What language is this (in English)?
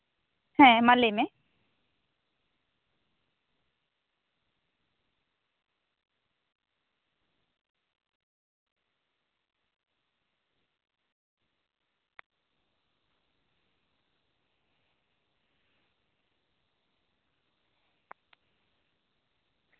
Santali